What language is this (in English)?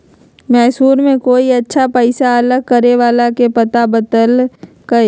Magahi